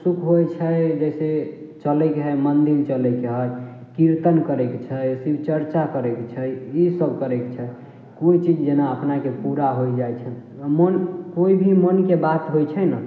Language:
Maithili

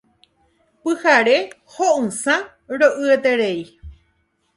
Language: Guarani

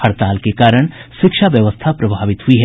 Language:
Hindi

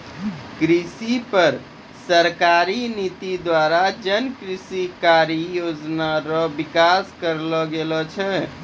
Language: Maithili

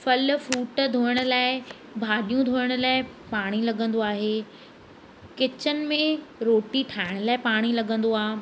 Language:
Sindhi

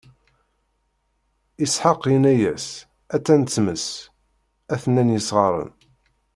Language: Kabyle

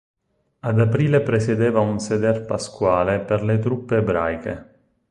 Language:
Italian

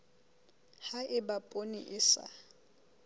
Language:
Southern Sotho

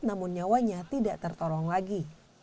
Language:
Indonesian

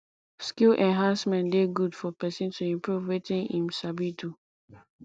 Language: Nigerian Pidgin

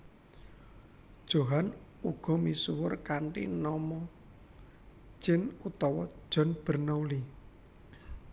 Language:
Javanese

